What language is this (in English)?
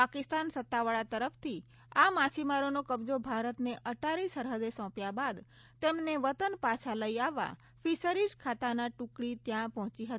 Gujarati